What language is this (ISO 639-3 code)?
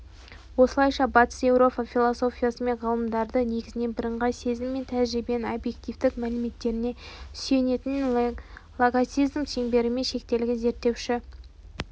kaz